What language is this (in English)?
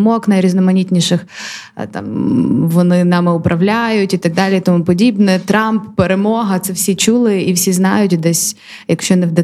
Ukrainian